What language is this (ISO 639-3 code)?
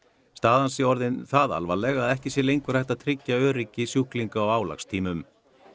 isl